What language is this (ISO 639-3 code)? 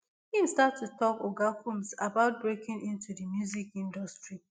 pcm